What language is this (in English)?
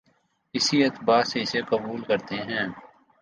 Urdu